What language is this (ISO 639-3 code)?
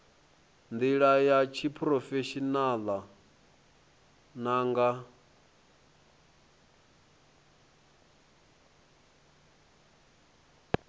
ven